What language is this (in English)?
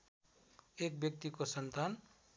Nepali